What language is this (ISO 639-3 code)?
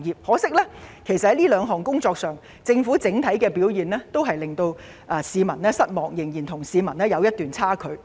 yue